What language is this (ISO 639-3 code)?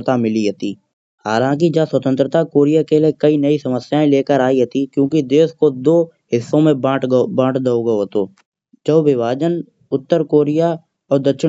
bjj